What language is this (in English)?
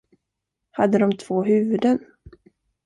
Swedish